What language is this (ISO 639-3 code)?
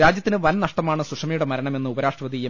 mal